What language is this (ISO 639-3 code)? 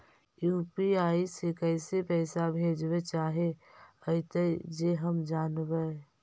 mag